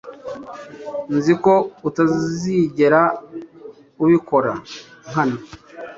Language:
Kinyarwanda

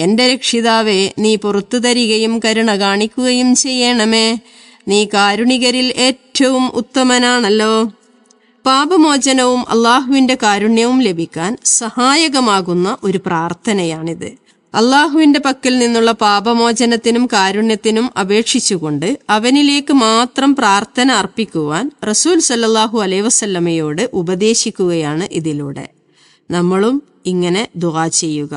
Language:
Malayalam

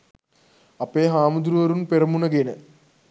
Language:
Sinhala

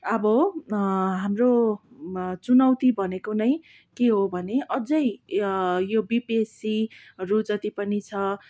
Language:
Nepali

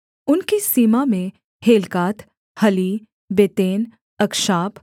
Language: Hindi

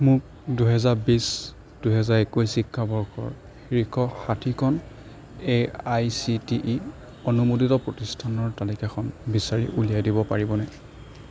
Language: Assamese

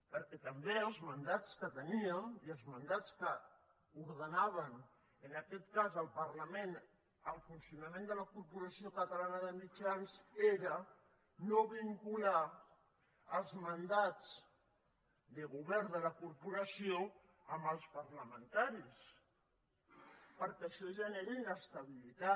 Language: Catalan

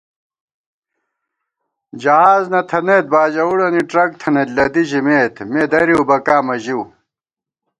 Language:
Gawar-Bati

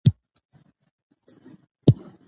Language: Pashto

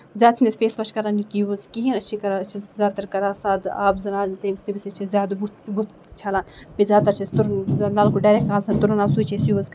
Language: Kashmiri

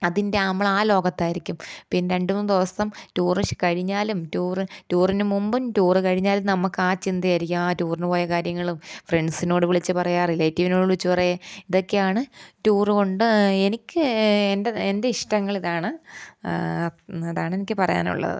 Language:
Malayalam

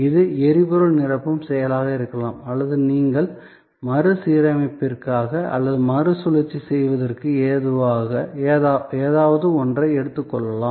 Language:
Tamil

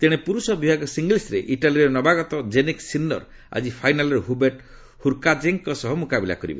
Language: Odia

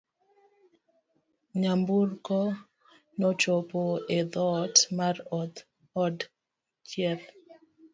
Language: Luo (Kenya and Tanzania)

